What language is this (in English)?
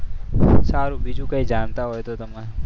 Gujarati